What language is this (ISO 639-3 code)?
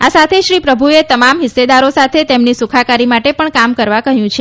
guj